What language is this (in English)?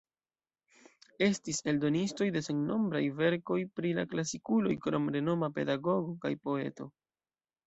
Esperanto